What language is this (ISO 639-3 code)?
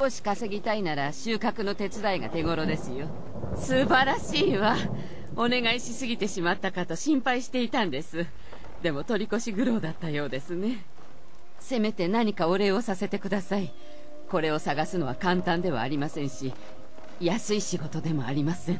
jpn